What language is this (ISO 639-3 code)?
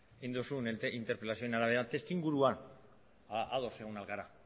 eus